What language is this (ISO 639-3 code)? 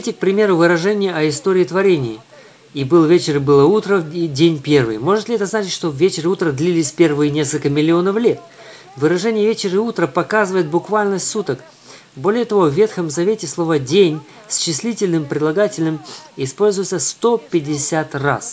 rus